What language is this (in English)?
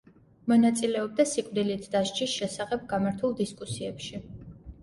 Georgian